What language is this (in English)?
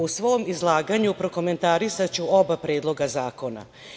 Serbian